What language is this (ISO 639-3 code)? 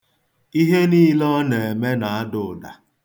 ibo